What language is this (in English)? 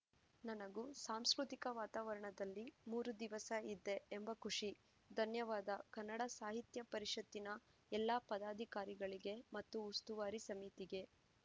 Kannada